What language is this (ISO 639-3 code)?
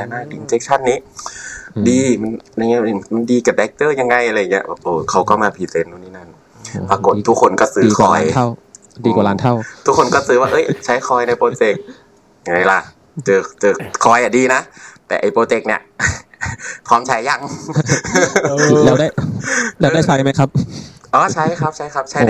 tha